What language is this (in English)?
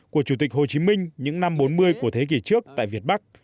Vietnamese